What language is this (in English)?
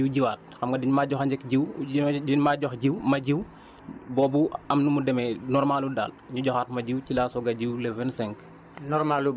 Wolof